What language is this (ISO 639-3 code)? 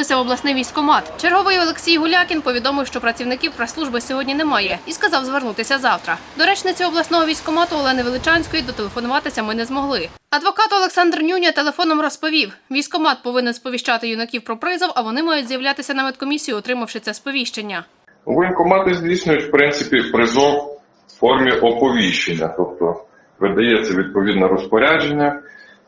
ukr